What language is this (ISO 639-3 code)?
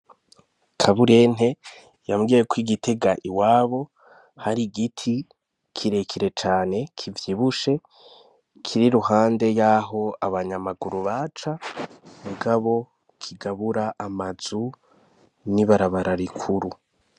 run